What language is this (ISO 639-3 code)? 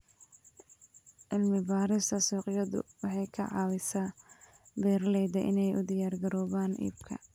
som